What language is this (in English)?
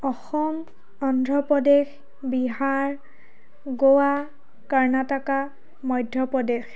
Assamese